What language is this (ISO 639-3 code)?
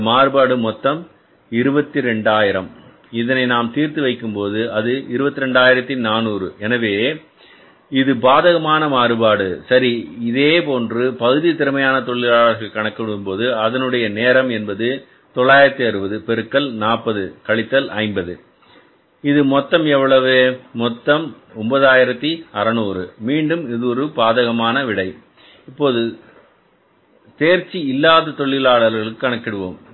tam